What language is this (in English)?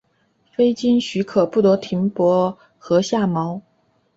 Chinese